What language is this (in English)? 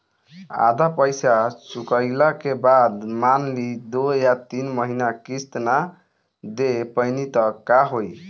Bhojpuri